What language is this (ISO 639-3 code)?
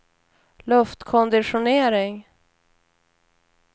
swe